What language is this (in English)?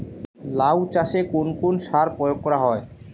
Bangla